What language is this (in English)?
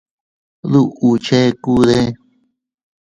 Teutila Cuicatec